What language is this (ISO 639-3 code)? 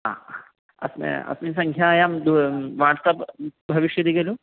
san